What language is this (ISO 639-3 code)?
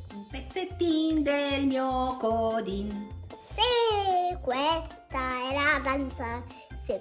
ita